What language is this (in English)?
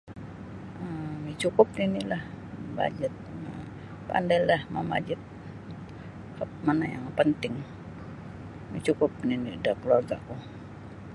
Sabah Bisaya